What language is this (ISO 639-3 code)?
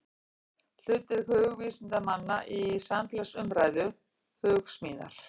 isl